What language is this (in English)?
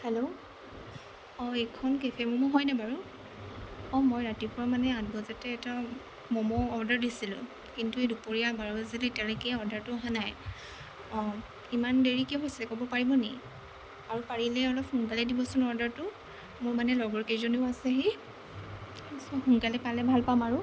Assamese